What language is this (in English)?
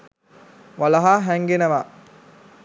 Sinhala